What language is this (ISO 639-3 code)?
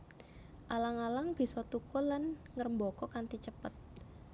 jav